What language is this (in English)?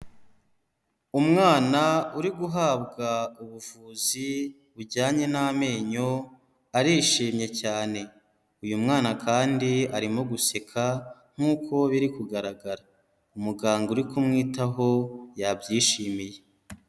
Kinyarwanda